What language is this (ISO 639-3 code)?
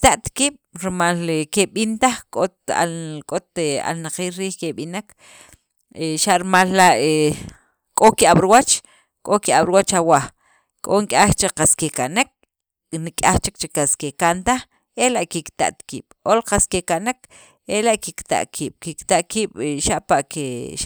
quv